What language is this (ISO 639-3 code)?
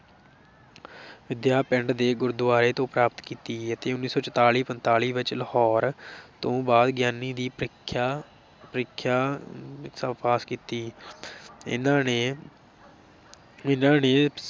pan